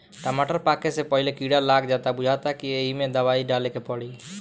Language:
Bhojpuri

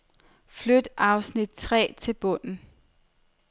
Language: Danish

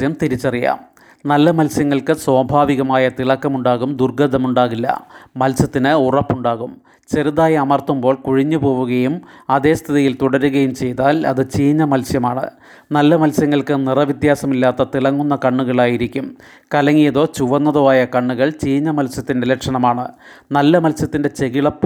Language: Malayalam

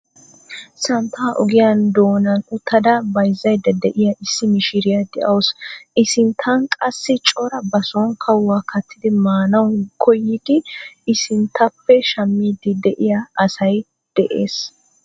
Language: Wolaytta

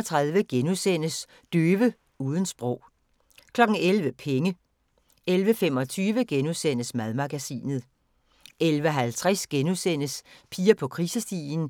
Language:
Danish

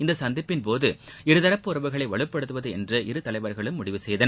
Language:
Tamil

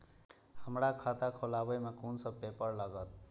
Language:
Maithili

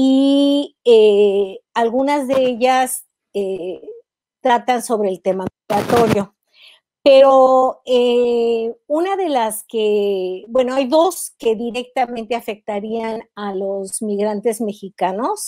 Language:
Spanish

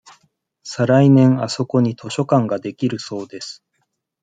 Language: Japanese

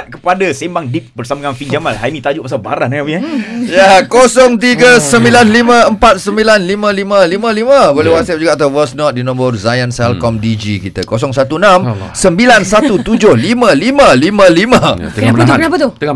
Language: Malay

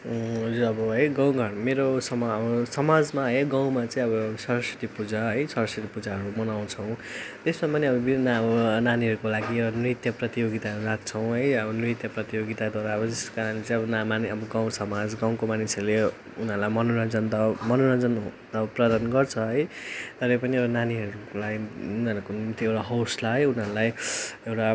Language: Nepali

